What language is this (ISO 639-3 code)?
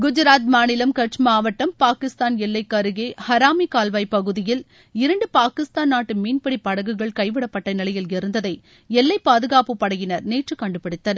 tam